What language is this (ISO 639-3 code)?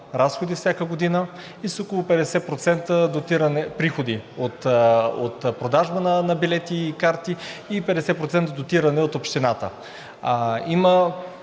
bul